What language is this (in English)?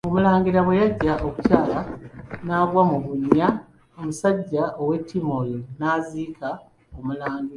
Ganda